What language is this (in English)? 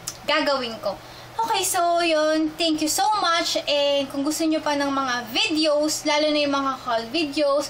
Filipino